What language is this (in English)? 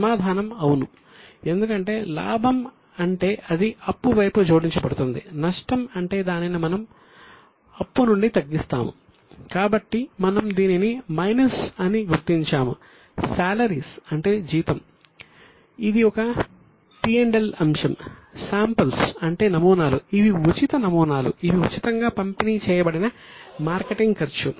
Telugu